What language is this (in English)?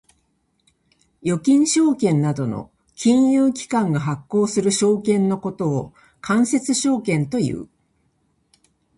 Japanese